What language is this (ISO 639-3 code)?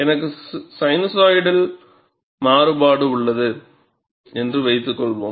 tam